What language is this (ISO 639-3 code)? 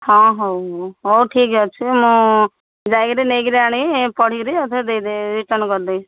ori